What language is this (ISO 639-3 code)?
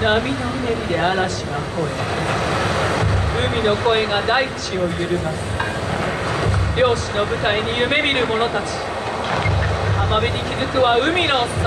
jpn